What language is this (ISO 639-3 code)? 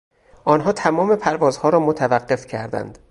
fas